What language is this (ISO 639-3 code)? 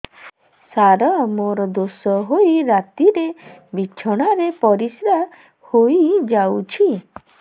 ori